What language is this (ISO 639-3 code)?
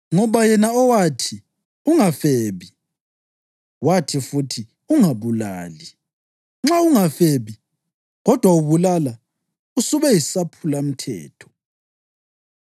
nde